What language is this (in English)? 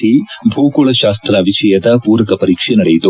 Kannada